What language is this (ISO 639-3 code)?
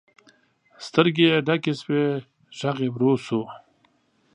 pus